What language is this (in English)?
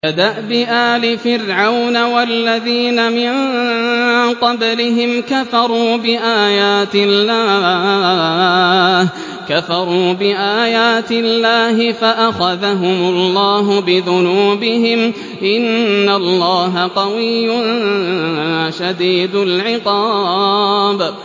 Arabic